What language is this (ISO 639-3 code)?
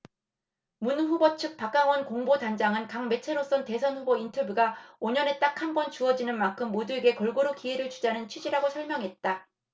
kor